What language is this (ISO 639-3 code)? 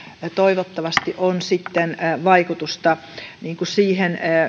fin